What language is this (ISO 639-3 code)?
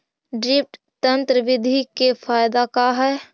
mag